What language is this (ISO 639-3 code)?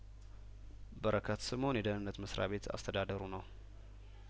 amh